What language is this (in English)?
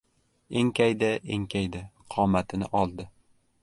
Uzbek